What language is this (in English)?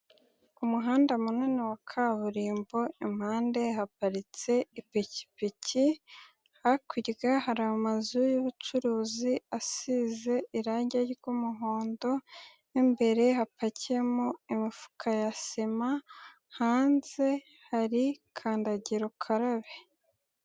Kinyarwanda